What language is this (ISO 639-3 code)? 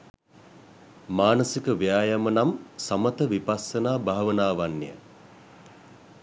sin